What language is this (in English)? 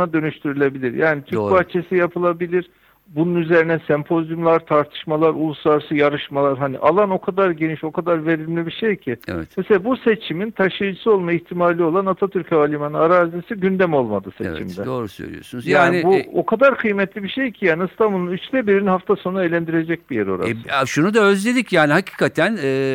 Turkish